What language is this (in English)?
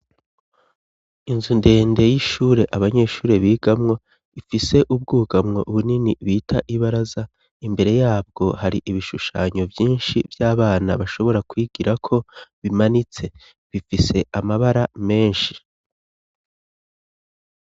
Rundi